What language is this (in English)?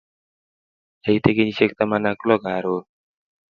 Kalenjin